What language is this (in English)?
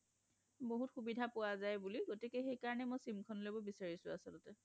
Assamese